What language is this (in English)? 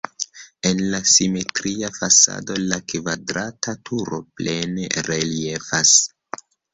Esperanto